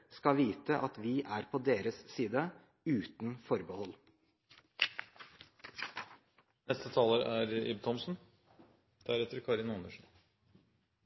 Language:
Norwegian Bokmål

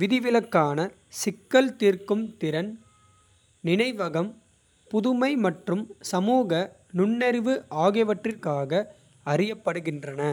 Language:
Kota (India)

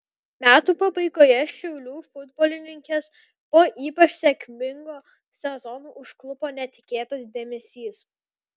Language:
Lithuanian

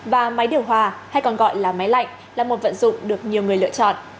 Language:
Vietnamese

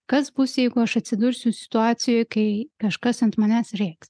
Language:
Lithuanian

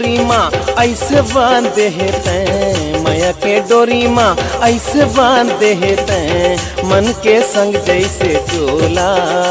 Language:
Hindi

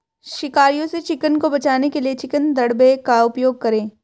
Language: Hindi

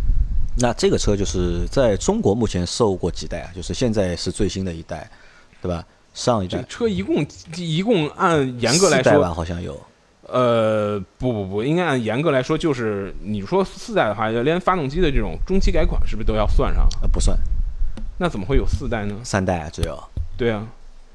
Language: Chinese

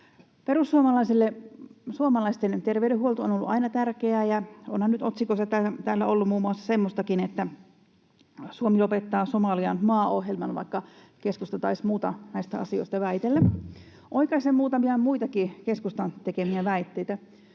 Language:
Finnish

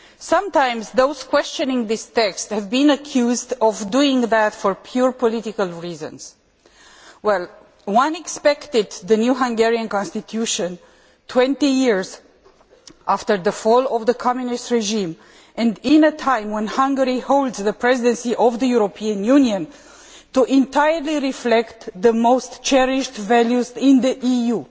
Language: English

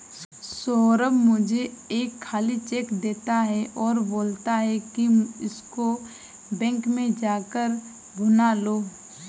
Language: Hindi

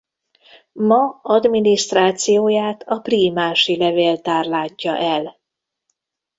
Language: Hungarian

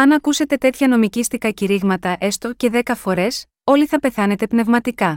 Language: Greek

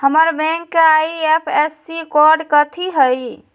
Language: Magahi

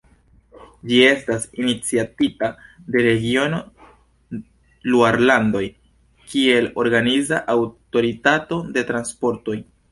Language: Esperanto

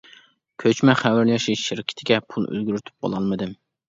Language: Uyghur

